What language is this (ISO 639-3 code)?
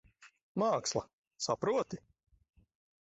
lav